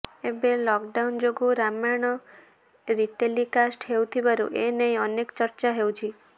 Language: Odia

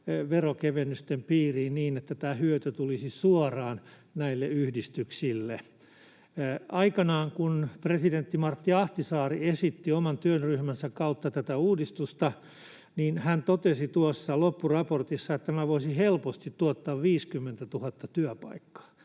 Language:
Finnish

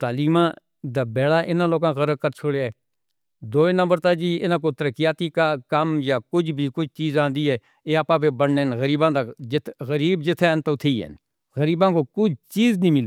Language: Northern Hindko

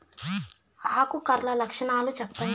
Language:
Telugu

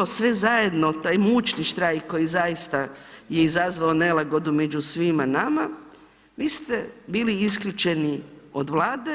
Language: Croatian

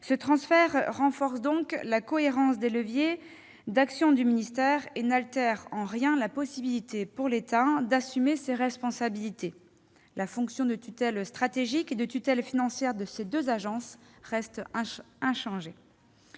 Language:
French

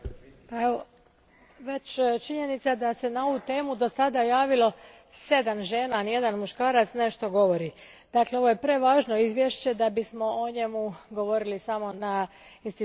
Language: Croatian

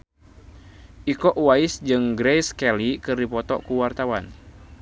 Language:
Sundanese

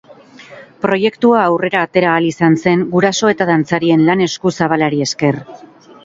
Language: Basque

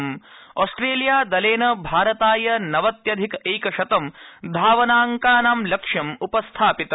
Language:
Sanskrit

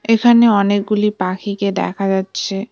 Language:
Bangla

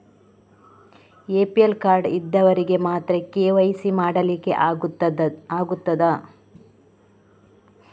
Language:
Kannada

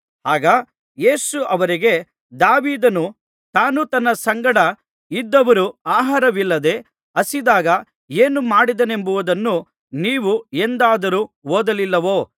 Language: Kannada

